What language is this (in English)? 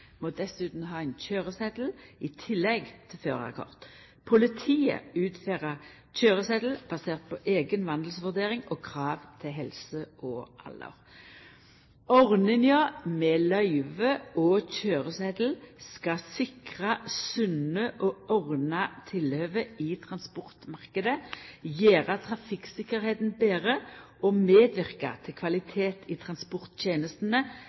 Norwegian Nynorsk